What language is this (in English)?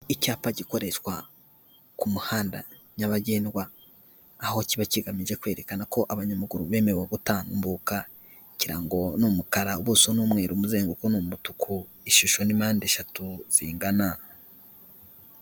Kinyarwanda